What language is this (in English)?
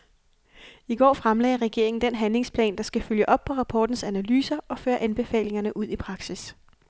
Danish